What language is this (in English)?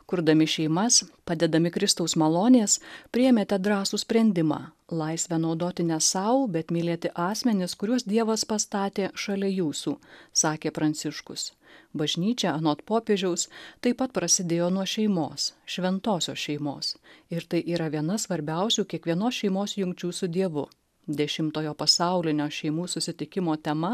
Lithuanian